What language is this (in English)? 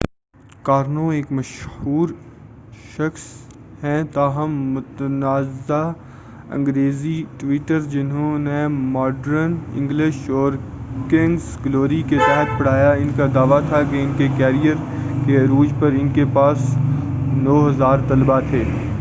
Urdu